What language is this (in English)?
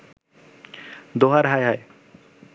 Bangla